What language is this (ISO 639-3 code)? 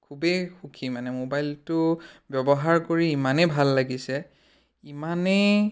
asm